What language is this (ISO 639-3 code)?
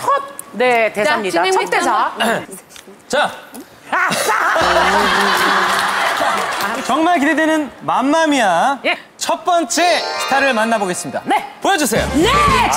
kor